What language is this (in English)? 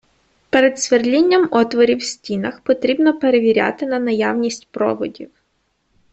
Ukrainian